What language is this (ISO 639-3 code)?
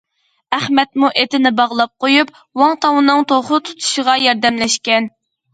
uig